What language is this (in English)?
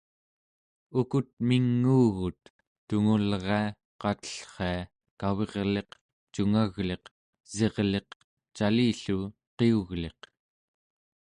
Central Yupik